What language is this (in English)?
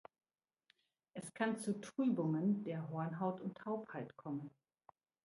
German